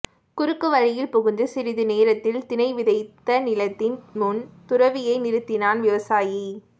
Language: Tamil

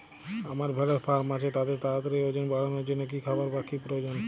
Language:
Bangla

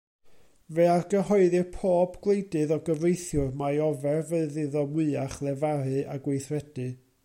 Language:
Welsh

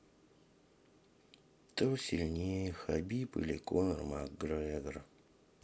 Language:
Russian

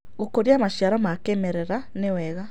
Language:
Kikuyu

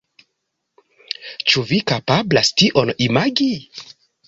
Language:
Esperanto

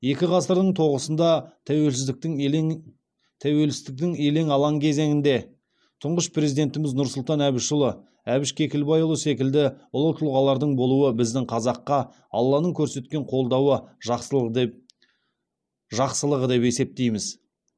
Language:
Kazakh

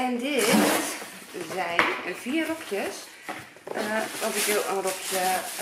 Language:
Dutch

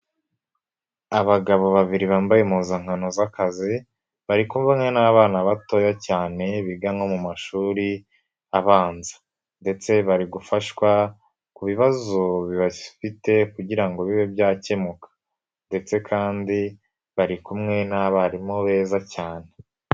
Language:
Kinyarwanda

